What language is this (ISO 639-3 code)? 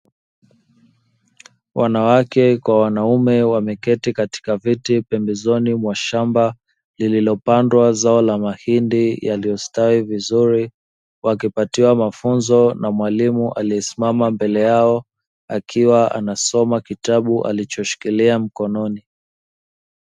swa